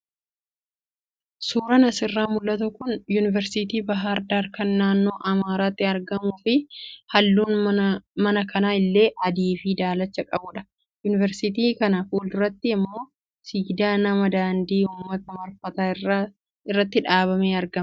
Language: Oromo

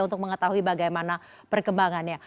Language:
Indonesian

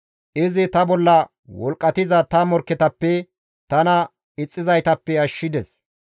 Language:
Gamo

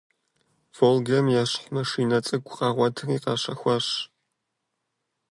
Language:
Kabardian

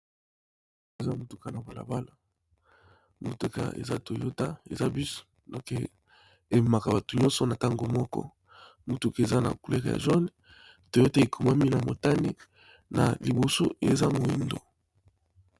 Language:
Lingala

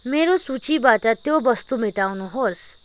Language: Nepali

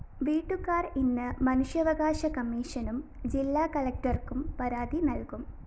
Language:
Malayalam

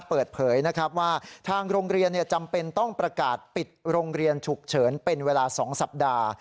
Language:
Thai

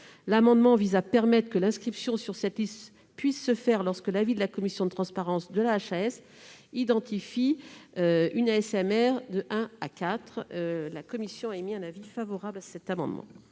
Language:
French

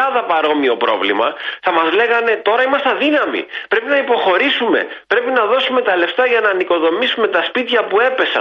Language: Greek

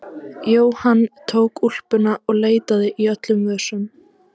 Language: Icelandic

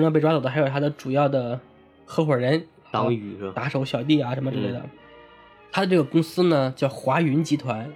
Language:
Chinese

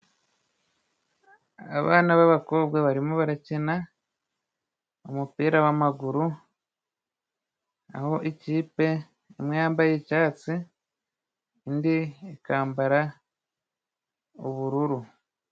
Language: Kinyarwanda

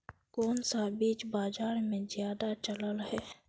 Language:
Magahi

